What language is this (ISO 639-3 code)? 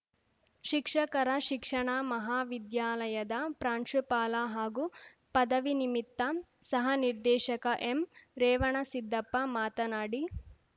kan